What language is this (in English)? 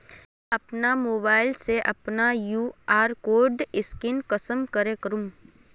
Magahi